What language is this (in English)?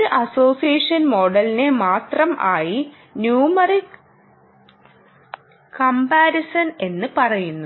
Malayalam